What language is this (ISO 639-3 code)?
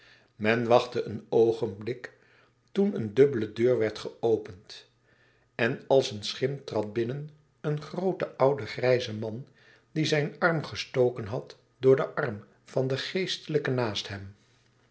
nld